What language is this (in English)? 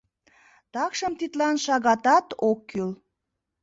Mari